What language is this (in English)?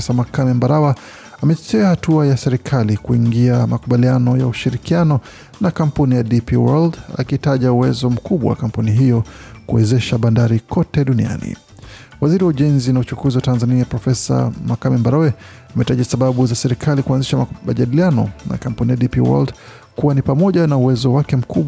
Swahili